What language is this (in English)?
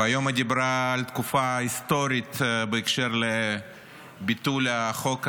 Hebrew